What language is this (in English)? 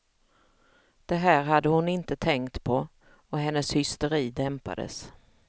Swedish